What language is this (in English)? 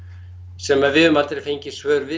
Icelandic